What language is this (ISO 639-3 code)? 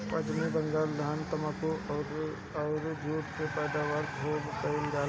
bho